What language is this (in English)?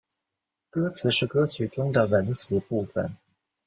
Chinese